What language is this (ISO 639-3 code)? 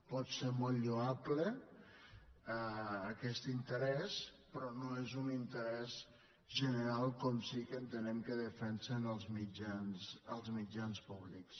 cat